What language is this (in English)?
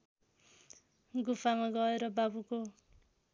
Nepali